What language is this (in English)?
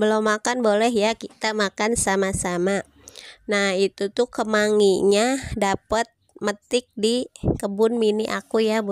Indonesian